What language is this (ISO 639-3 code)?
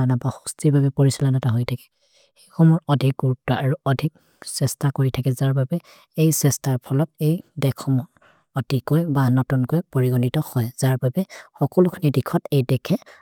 mrr